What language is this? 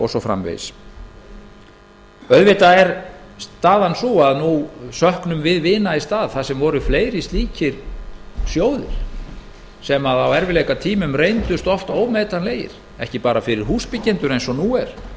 Icelandic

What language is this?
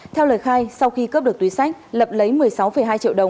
Vietnamese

